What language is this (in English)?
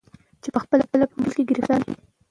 Pashto